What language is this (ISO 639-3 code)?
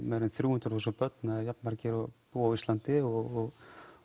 isl